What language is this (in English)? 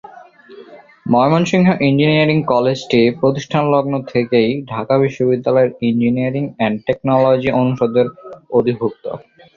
Bangla